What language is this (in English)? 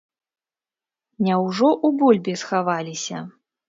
Belarusian